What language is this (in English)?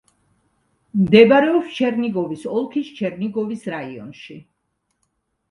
Georgian